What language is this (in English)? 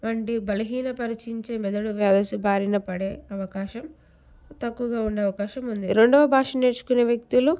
Telugu